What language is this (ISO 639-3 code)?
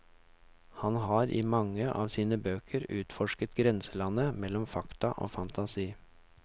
nor